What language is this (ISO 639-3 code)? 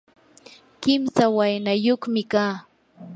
qur